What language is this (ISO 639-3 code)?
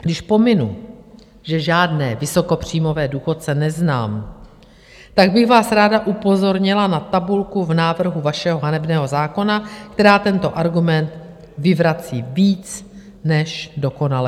ces